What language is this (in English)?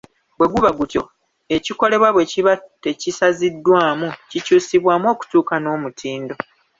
Ganda